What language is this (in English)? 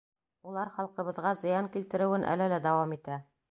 Bashkir